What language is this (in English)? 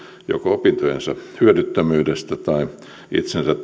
Finnish